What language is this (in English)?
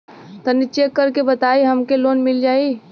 Bhojpuri